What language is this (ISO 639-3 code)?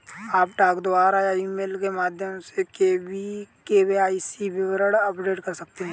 hin